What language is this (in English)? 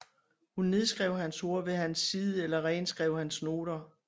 Danish